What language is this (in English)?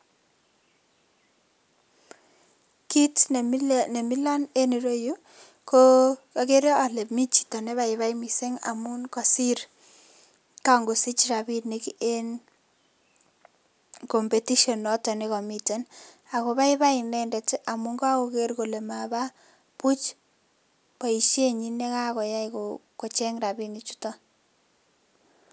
Kalenjin